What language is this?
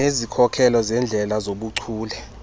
Xhosa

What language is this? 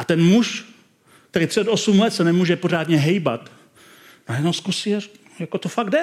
Czech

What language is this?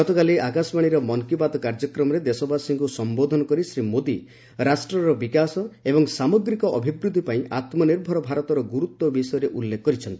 Odia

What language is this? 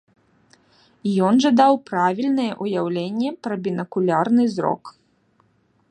Belarusian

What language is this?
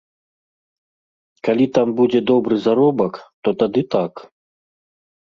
Belarusian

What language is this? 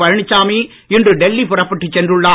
Tamil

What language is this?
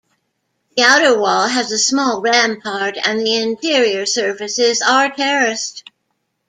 English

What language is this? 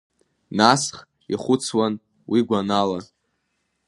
Abkhazian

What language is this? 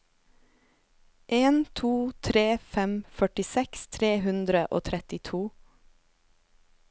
Norwegian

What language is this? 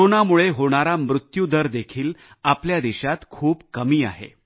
Marathi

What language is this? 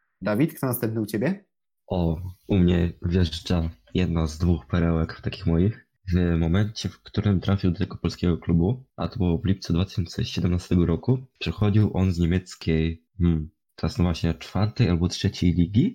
Polish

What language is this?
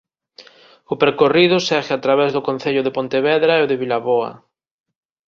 Galician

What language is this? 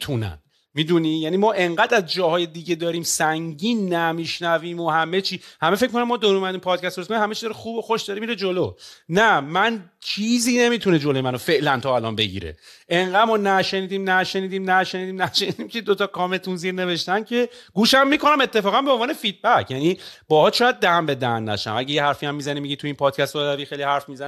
Persian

